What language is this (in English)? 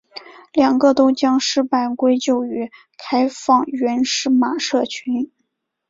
Chinese